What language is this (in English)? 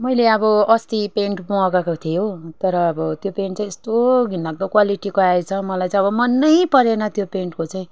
Nepali